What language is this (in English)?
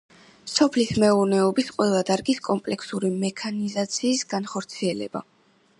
Georgian